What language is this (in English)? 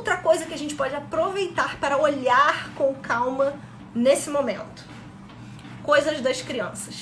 Portuguese